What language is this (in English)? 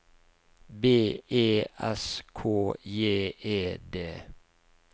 Norwegian